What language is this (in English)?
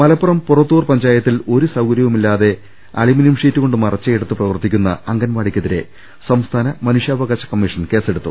Malayalam